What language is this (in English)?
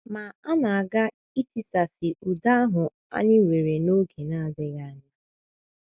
Igbo